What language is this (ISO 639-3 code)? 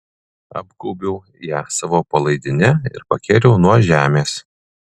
lit